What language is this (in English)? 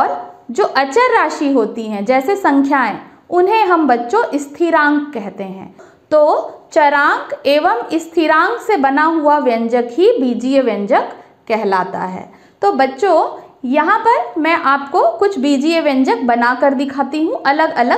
Hindi